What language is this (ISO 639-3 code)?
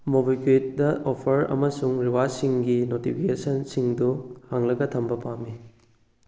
mni